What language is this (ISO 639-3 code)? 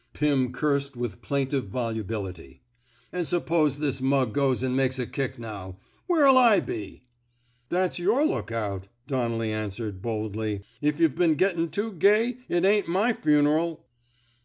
eng